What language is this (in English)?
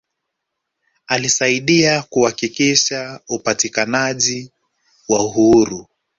Swahili